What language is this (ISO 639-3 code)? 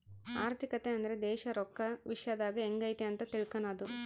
kan